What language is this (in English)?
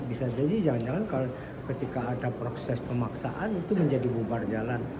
Indonesian